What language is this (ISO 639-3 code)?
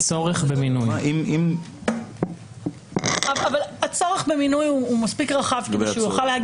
heb